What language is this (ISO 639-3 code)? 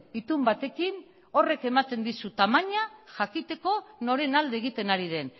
eus